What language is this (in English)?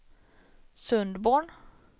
Swedish